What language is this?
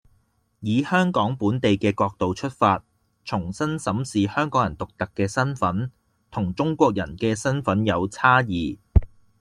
Cantonese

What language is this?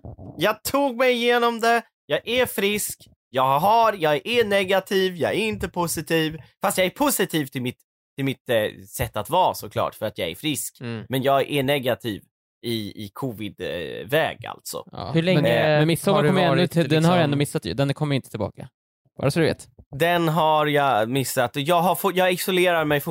Swedish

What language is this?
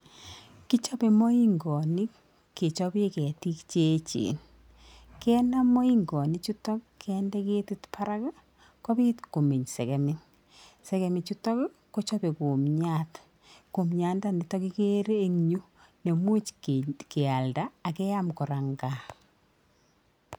Kalenjin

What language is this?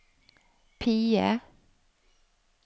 Norwegian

